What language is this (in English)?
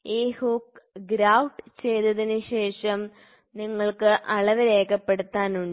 Malayalam